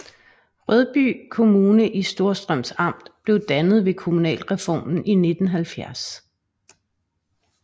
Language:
Danish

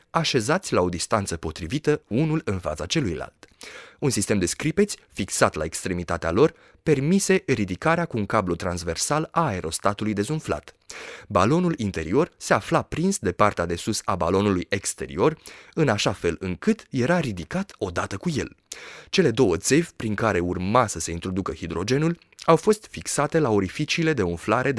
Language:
Romanian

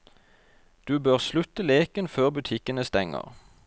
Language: Norwegian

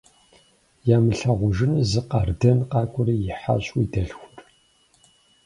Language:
Kabardian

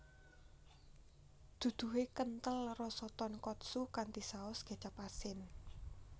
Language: Javanese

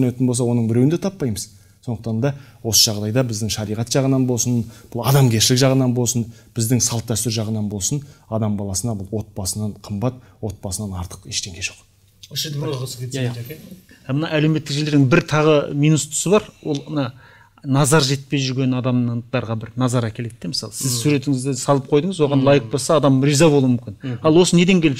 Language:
Turkish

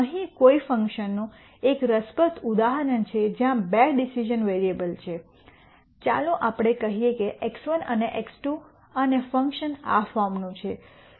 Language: Gujarati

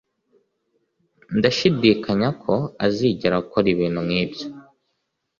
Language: Kinyarwanda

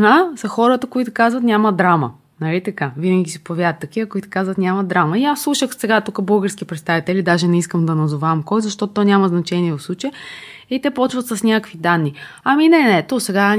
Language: Bulgarian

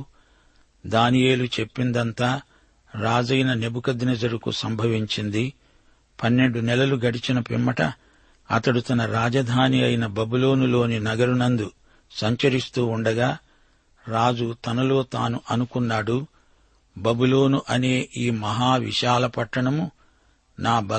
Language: Telugu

